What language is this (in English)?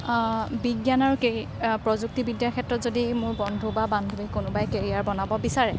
Assamese